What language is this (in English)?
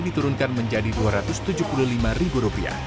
Indonesian